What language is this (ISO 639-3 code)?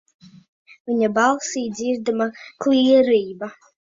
lav